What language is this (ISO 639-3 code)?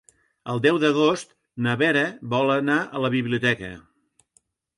cat